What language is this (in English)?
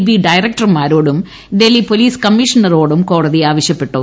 Malayalam